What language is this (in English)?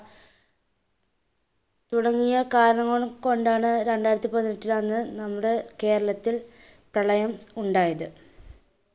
Malayalam